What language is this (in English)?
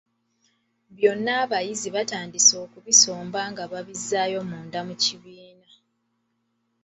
Ganda